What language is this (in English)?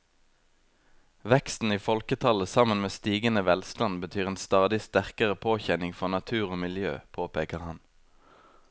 Norwegian